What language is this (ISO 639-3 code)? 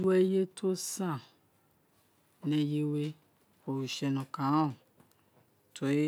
its